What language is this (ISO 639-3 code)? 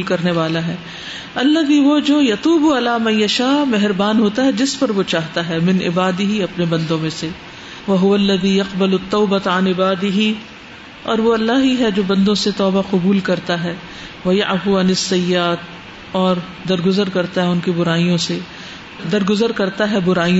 urd